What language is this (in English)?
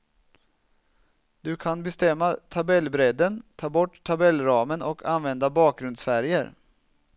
Swedish